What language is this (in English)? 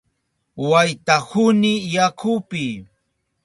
Southern Pastaza Quechua